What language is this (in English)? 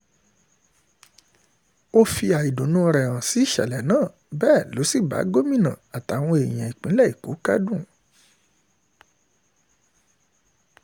Yoruba